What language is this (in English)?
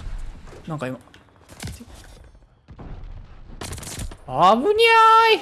Japanese